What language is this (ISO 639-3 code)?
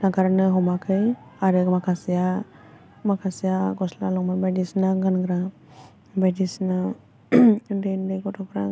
brx